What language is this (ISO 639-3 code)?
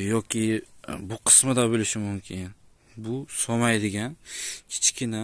tur